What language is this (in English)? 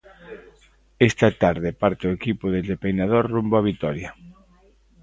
Galician